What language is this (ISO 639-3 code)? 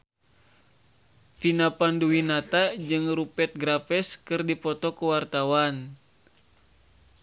sun